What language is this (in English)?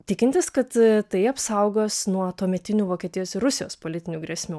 Lithuanian